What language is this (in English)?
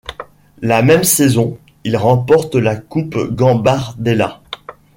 French